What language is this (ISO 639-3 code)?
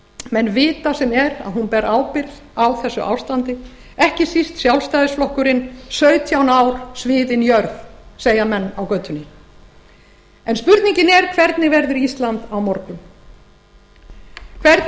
isl